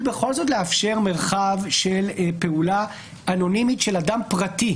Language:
Hebrew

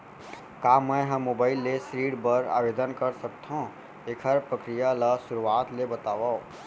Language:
Chhattisgarhi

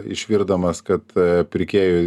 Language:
Lithuanian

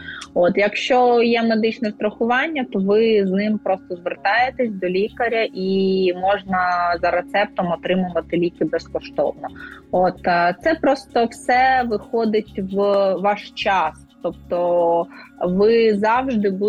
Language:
Ukrainian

